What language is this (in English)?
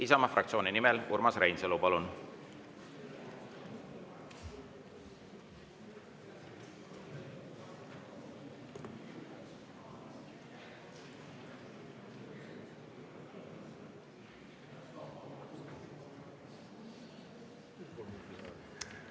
Estonian